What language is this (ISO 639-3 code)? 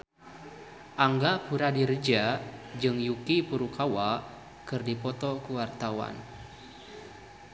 sun